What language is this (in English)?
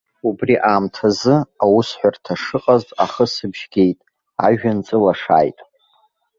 Abkhazian